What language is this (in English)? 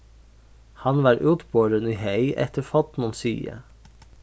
Faroese